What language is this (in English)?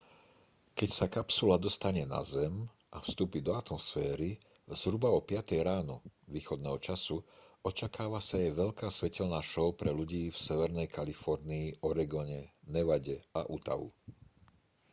Slovak